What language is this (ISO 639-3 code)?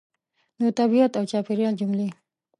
pus